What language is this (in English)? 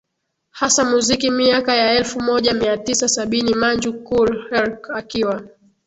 Swahili